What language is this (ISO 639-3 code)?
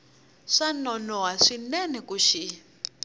tso